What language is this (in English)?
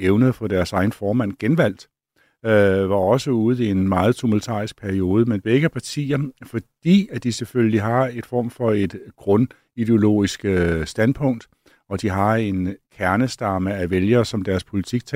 Danish